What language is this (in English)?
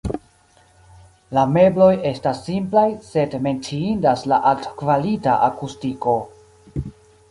Esperanto